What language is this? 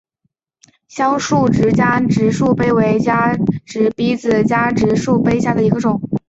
Chinese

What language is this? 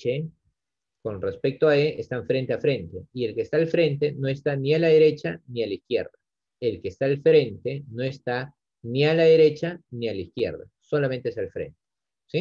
Spanish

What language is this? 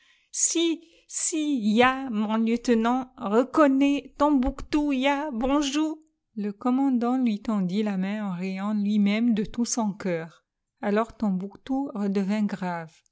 French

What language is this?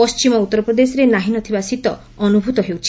Odia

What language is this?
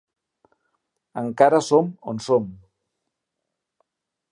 Catalan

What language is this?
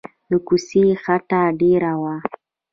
Pashto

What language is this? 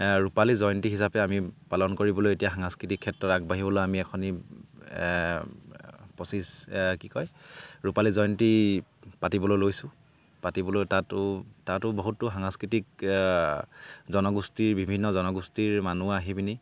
Assamese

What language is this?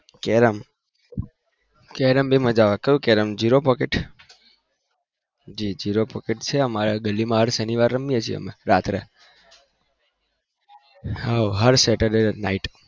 Gujarati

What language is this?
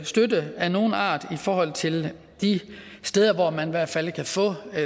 Danish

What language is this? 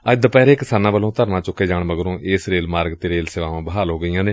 Punjabi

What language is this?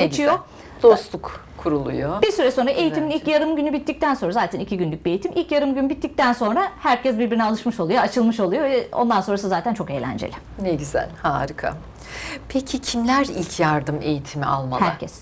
Turkish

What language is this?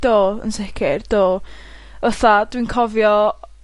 Welsh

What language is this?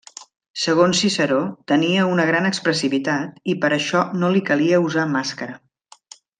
Catalan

